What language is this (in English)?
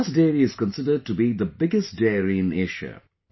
English